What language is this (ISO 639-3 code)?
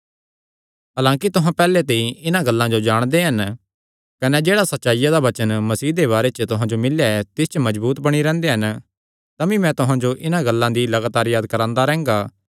xnr